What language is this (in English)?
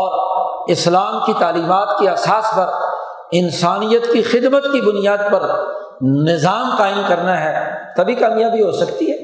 Urdu